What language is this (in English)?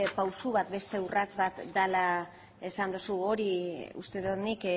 Basque